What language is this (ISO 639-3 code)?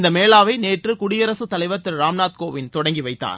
tam